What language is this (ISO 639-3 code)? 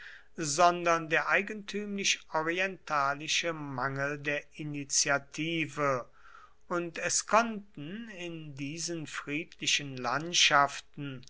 deu